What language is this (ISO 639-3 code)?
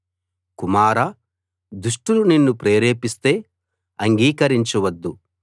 tel